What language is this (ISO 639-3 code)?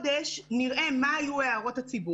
heb